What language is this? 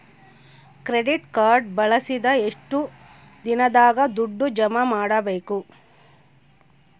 Kannada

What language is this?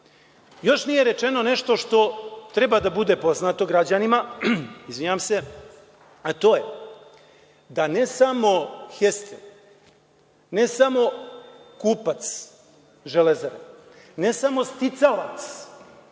Serbian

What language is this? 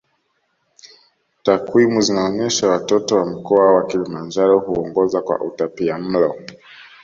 Swahili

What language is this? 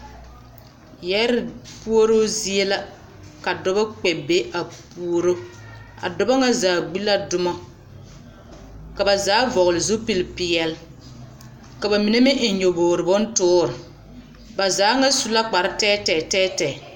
Southern Dagaare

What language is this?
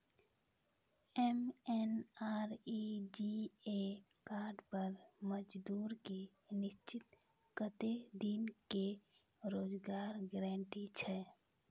Maithili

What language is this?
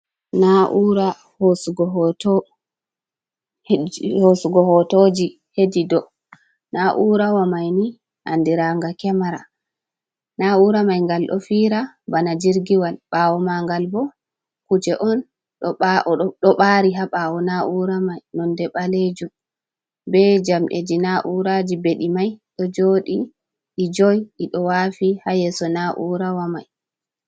Fula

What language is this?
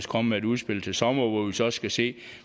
Danish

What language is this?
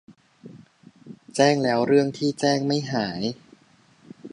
Thai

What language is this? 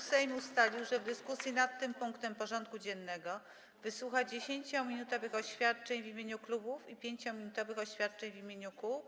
Polish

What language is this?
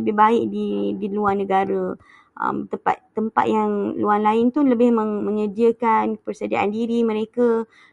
Malay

